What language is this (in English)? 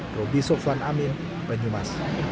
Indonesian